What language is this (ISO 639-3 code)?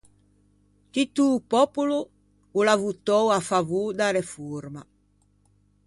lij